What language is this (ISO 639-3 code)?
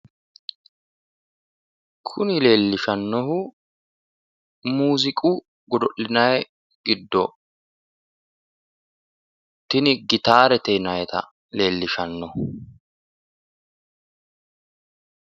sid